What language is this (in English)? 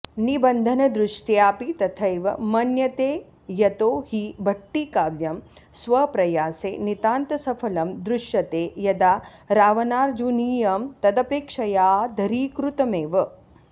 Sanskrit